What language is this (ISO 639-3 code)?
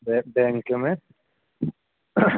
hin